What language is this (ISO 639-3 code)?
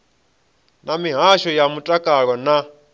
ven